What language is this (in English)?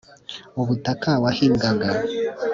Kinyarwanda